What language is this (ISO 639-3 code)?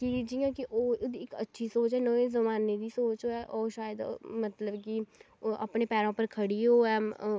doi